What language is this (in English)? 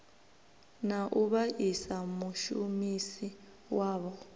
Venda